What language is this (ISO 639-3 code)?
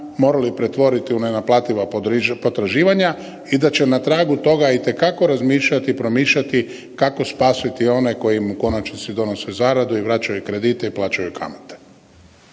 hrv